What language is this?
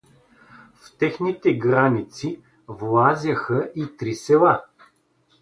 Bulgarian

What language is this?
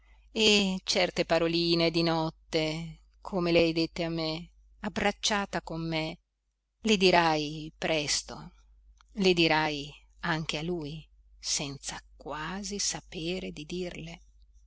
Italian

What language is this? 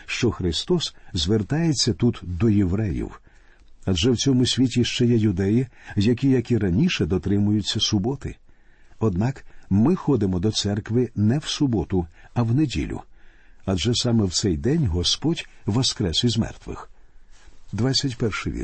Ukrainian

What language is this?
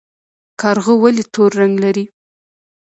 Pashto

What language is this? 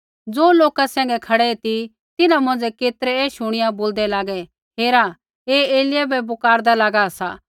Kullu Pahari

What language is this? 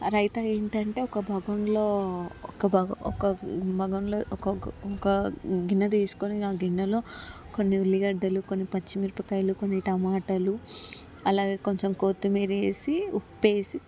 Telugu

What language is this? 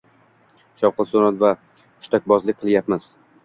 Uzbek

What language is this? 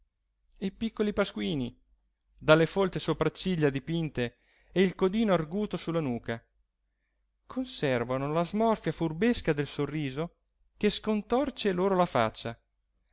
Italian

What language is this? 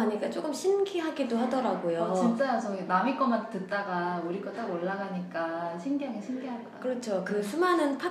Korean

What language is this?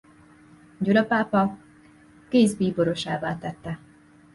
Hungarian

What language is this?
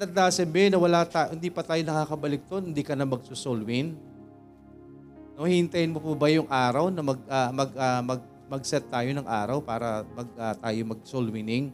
Filipino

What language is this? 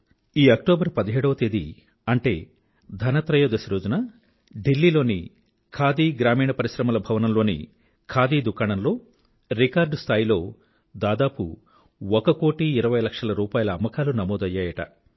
Telugu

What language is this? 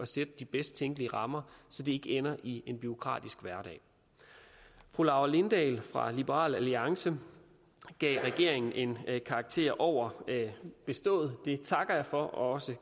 Danish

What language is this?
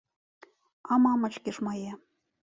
Belarusian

